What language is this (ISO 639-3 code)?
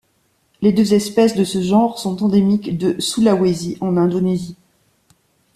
fra